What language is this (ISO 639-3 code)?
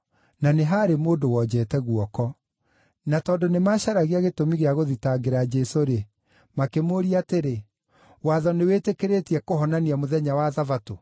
kik